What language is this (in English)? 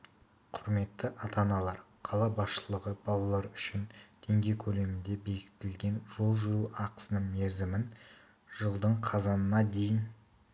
Kazakh